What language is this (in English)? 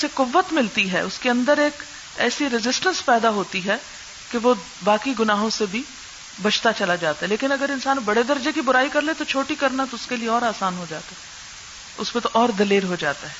Urdu